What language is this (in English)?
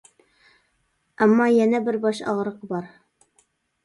Uyghur